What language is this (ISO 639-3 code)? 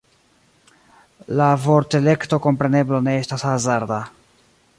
epo